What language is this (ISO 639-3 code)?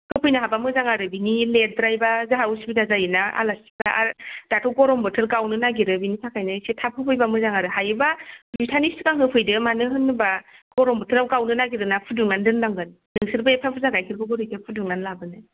brx